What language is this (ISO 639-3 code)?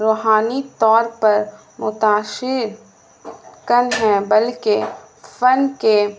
urd